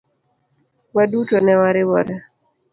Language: Luo (Kenya and Tanzania)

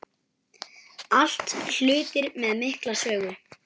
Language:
Icelandic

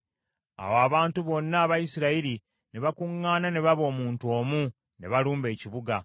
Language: Ganda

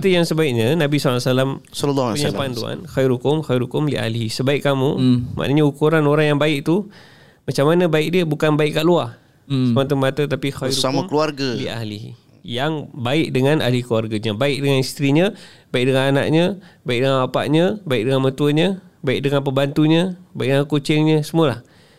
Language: Malay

